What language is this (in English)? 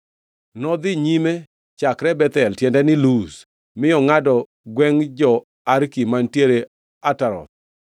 Luo (Kenya and Tanzania)